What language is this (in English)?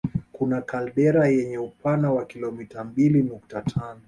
Swahili